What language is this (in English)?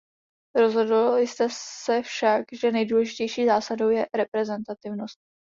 Czech